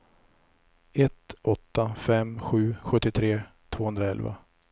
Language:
Swedish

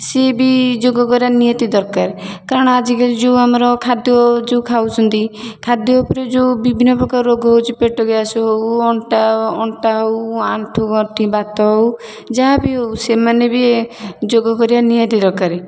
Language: Odia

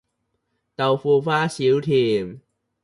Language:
Cantonese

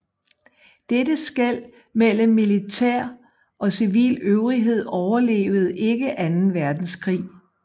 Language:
Danish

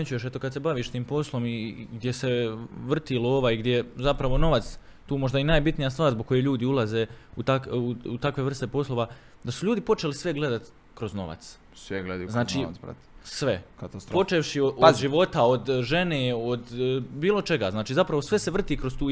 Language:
Croatian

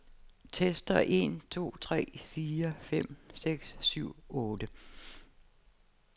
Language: Danish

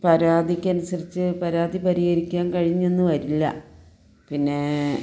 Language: Malayalam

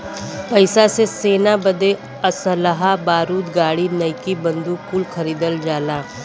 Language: Bhojpuri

